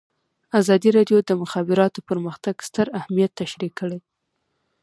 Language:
Pashto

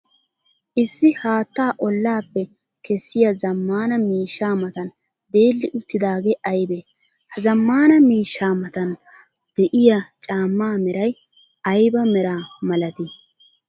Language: Wolaytta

